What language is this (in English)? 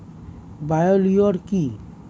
Bangla